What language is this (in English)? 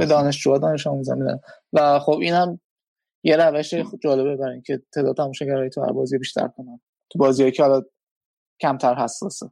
Persian